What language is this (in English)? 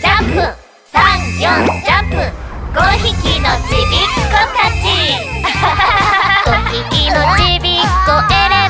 Japanese